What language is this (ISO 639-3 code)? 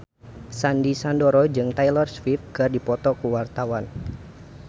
sun